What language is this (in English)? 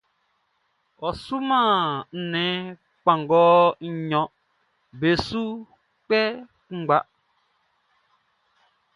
Baoulé